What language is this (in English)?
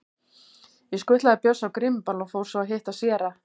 Icelandic